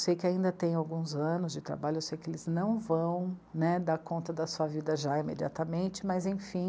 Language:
Portuguese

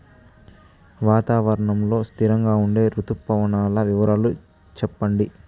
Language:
Telugu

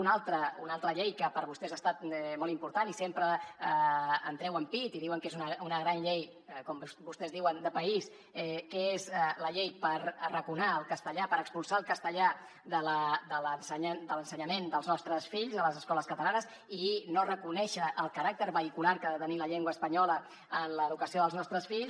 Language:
Catalan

